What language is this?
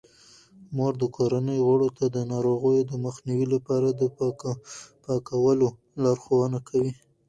Pashto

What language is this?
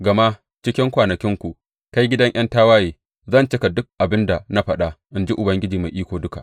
Hausa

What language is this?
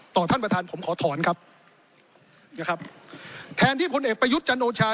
Thai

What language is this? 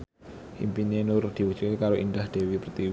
Javanese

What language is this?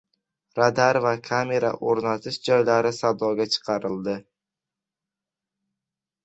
Uzbek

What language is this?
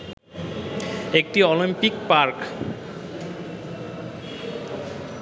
Bangla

